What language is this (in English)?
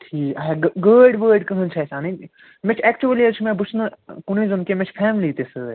Kashmiri